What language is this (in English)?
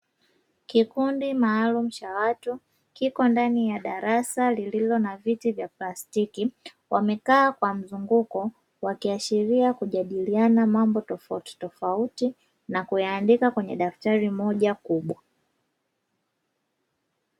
Swahili